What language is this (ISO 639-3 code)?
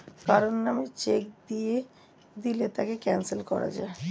ben